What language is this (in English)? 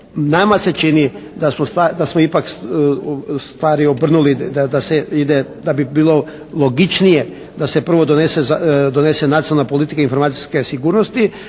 Croatian